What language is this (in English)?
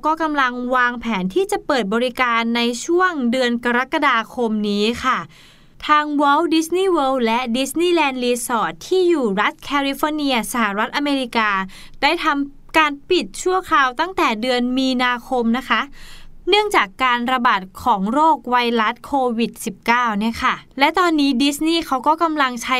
Thai